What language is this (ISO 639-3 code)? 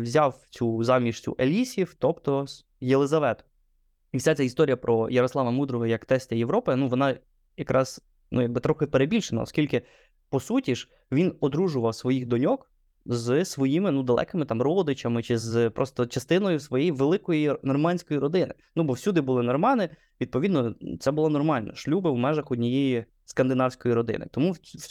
ukr